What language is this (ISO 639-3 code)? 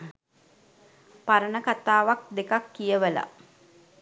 sin